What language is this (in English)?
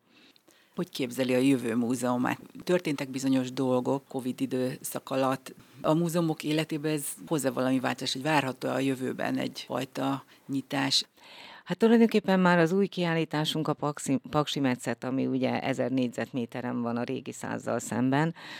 Hungarian